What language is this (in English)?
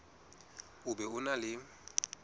Southern Sotho